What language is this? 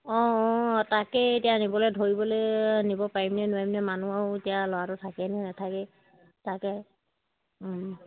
Assamese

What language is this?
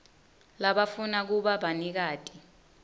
Swati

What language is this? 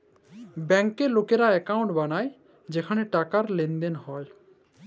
Bangla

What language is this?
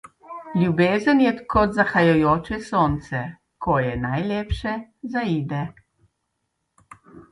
Slovenian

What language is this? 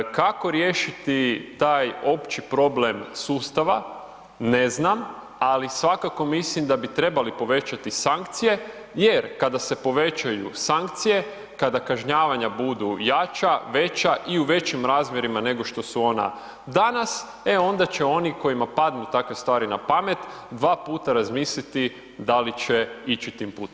Croatian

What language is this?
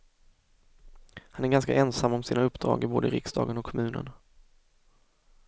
Swedish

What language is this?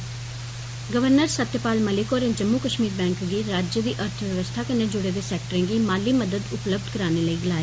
Dogri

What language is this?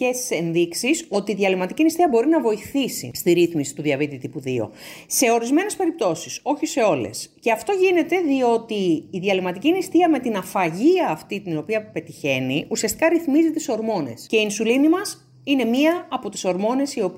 Greek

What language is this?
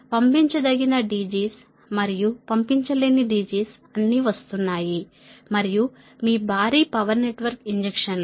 Telugu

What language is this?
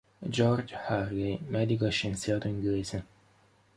Italian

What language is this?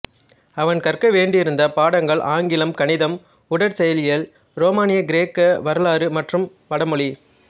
Tamil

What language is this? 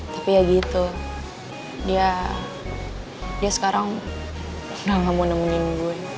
Indonesian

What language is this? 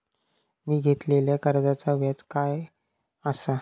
Marathi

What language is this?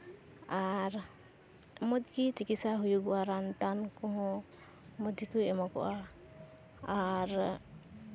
Santali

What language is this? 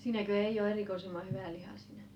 Finnish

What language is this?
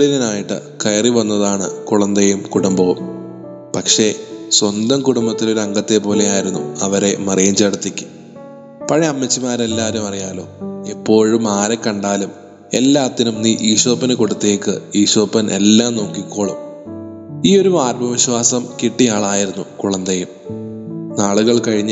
Malayalam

